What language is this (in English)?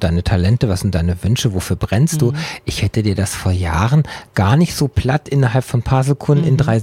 German